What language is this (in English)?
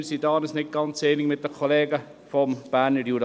Swiss German